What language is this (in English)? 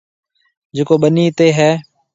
Marwari (Pakistan)